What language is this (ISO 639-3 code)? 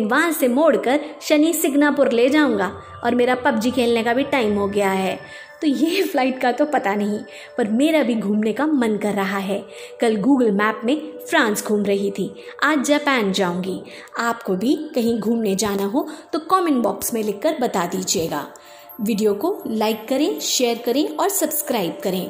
hin